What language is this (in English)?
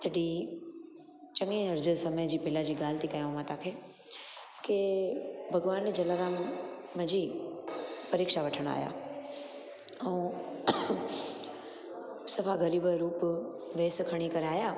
Sindhi